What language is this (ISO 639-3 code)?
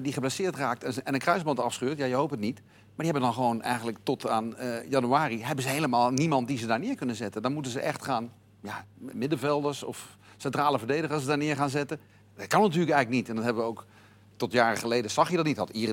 nld